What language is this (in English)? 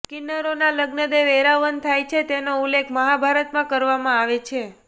Gujarati